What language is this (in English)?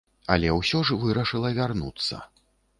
Belarusian